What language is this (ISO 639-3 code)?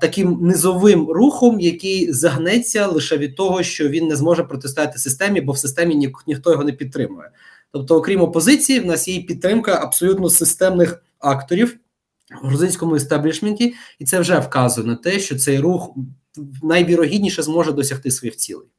ukr